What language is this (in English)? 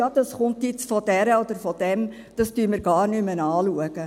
Swiss German